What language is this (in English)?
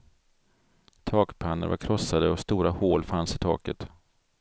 Swedish